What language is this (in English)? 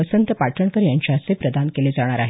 Marathi